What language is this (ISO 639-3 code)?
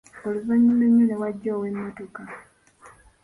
lug